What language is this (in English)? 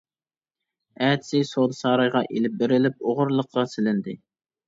Uyghur